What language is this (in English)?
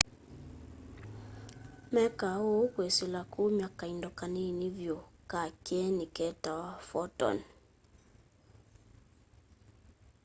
Kamba